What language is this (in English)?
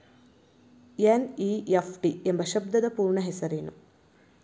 Kannada